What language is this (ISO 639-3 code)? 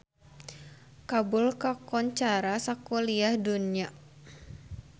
sun